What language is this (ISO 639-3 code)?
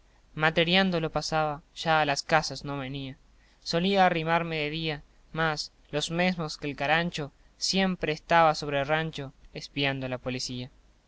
spa